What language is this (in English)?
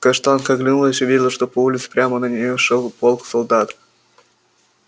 Russian